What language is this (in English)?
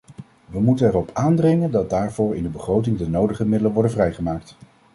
Dutch